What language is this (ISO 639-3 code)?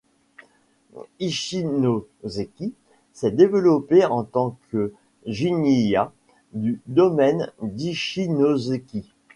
fra